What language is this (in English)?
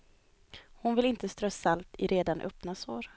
Swedish